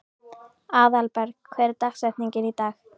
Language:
Icelandic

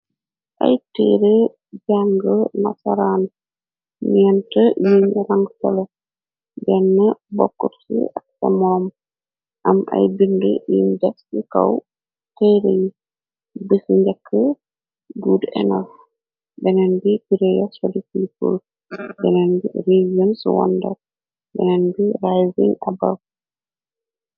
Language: Wolof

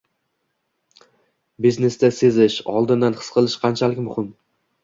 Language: Uzbek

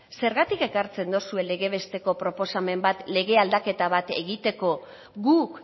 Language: Basque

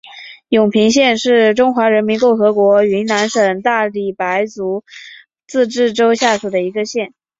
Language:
Chinese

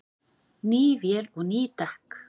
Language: Icelandic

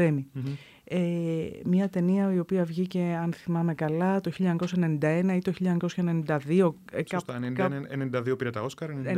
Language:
Greek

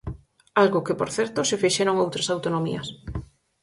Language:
Galician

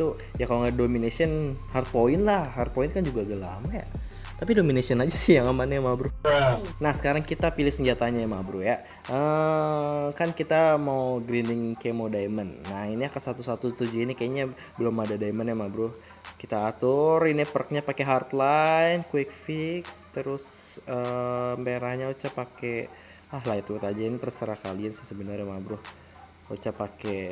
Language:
Indonesian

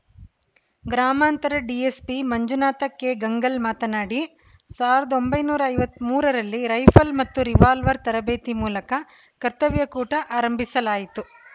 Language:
Kannada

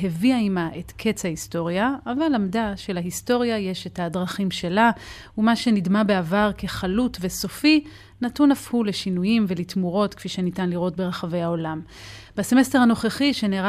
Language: Hebrew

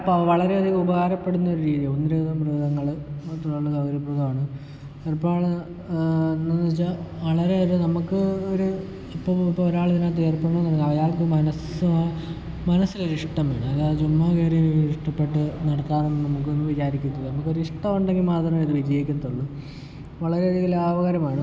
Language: Malayalam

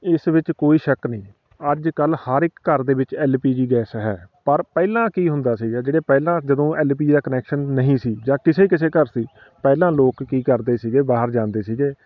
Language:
Punjabi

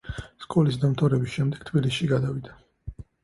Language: Georgian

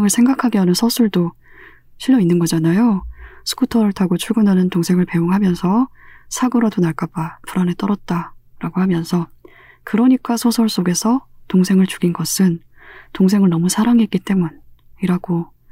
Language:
Korean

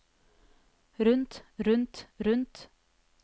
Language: Norwegian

